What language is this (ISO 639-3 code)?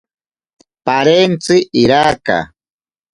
prq